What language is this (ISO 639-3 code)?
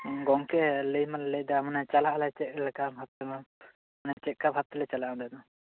sat